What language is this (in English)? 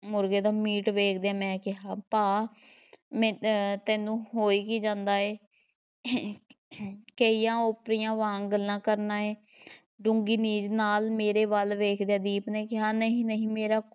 Punjabi